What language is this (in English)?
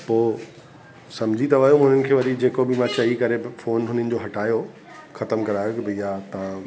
Sindhi